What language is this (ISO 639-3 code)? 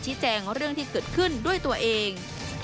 tha